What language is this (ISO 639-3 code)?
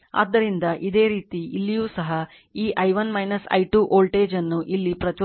kan